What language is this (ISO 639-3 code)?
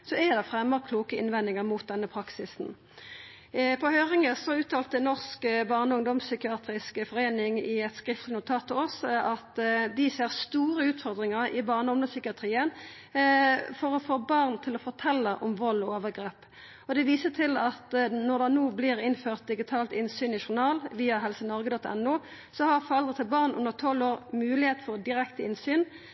nno